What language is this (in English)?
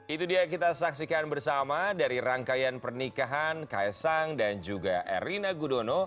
Indonesian